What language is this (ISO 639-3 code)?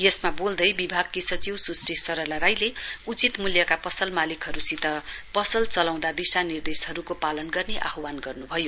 nep